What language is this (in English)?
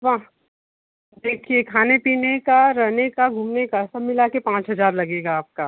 Hindi